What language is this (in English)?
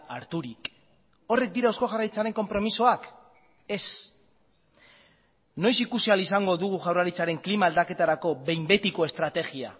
Basque